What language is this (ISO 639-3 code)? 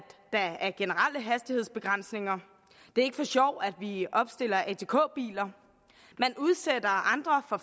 dan